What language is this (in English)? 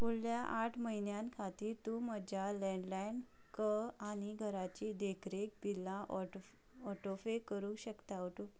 Konkani